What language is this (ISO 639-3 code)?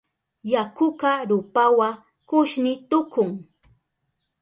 qup